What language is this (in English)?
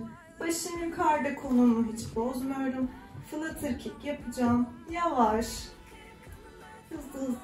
Turkish